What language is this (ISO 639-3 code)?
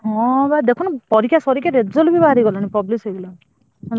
ori